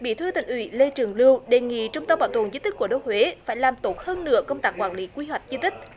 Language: Vietnamese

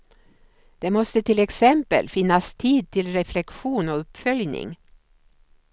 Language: Swedish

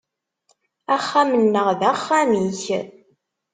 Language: Kabyle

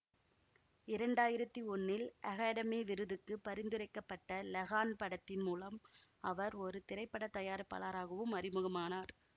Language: Tamil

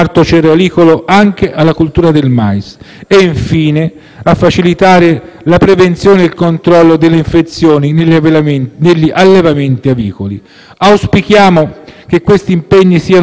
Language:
Italian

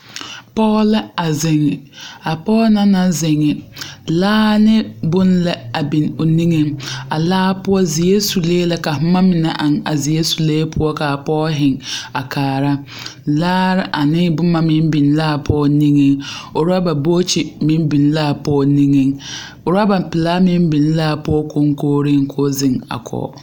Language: Southern Dagaare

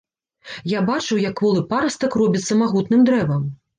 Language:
Belarusian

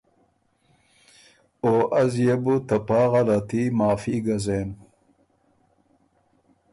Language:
Ormuri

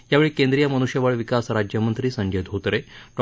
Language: Marathi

